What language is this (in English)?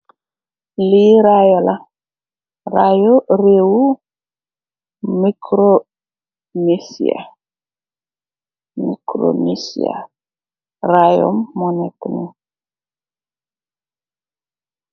Wolof